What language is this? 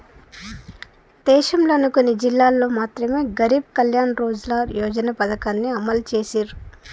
Telugu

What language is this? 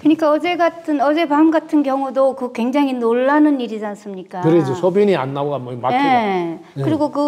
Korean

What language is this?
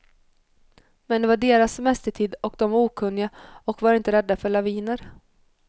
Swedish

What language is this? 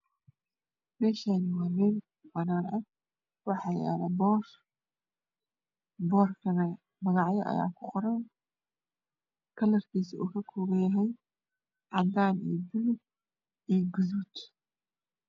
Somali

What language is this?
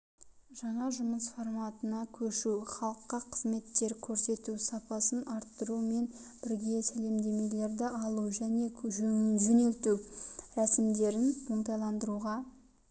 Kazakh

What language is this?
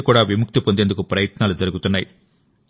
Telugu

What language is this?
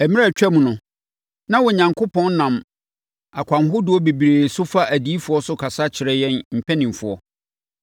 Akan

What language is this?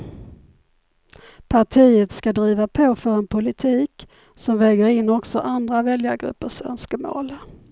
Swedish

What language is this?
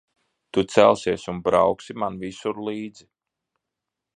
Latvian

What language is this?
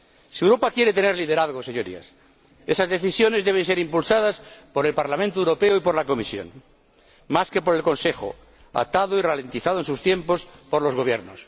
Spanish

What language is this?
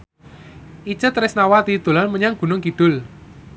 Javanese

